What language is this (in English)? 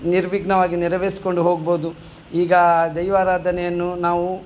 Kannada